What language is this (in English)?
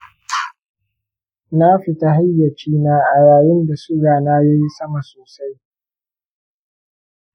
Hausa